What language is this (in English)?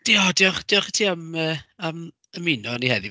Welsh